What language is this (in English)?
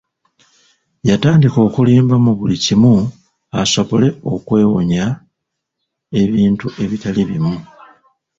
Ganda